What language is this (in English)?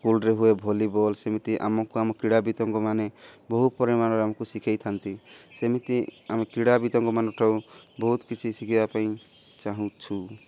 Odia